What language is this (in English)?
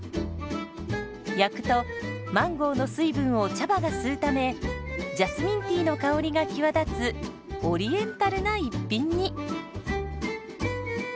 Japanese